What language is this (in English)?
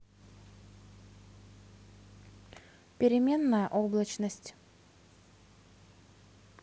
Russian